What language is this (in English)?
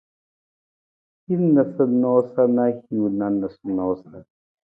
Nawdm